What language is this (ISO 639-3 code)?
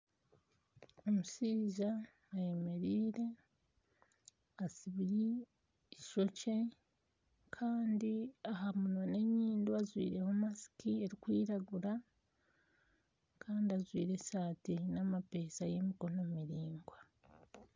nyn